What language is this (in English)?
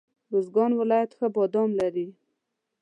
Pashto